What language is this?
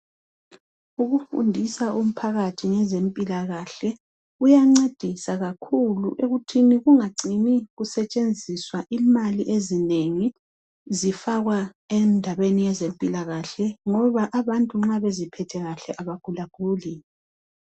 North Ndebele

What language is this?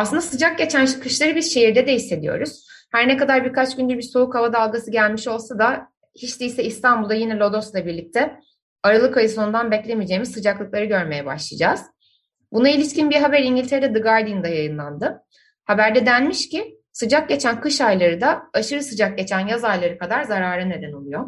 Turkish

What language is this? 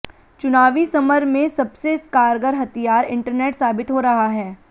Hindi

